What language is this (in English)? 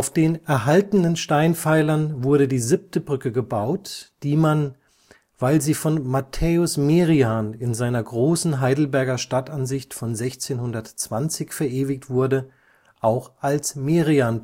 German